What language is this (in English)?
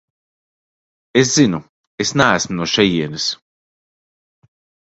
Latvian